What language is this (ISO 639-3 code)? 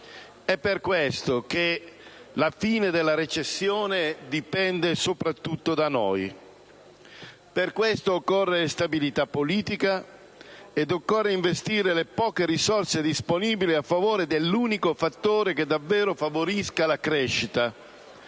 ita